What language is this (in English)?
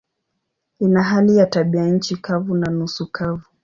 Swahili